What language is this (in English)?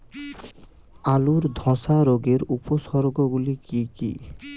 Bangla